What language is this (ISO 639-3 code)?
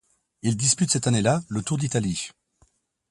fra